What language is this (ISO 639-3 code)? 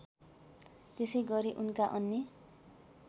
nep